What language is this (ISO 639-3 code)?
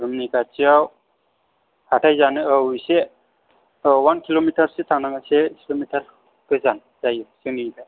brx